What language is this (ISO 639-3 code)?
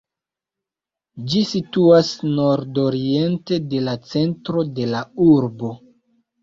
epo